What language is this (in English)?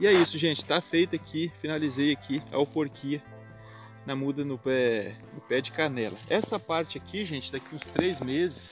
Portuguese